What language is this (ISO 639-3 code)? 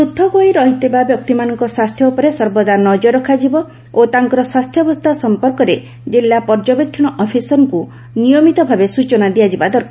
ori